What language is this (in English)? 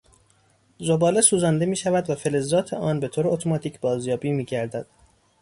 Persian